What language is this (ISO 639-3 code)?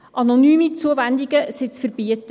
gsw